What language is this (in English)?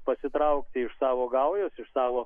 Lithuanian